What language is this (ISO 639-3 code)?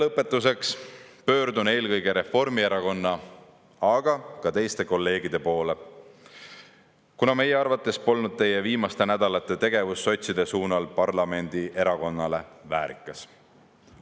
est